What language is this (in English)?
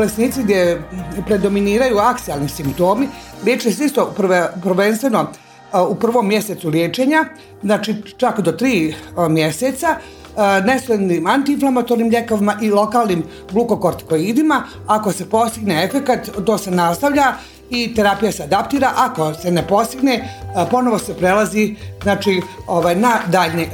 Croatian